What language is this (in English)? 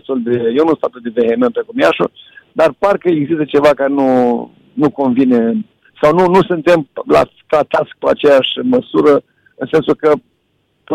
Romanian